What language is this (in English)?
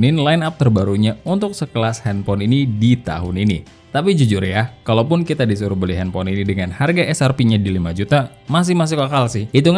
Indonesian